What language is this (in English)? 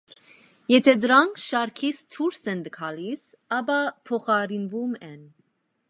Armenian